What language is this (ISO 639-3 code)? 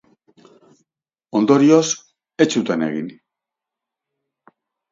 eus